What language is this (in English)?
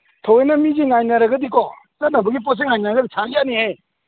Manipuri